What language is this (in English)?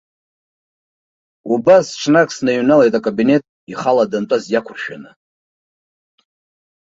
Abkhazian